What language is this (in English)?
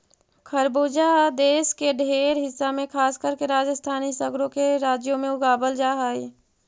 Magahi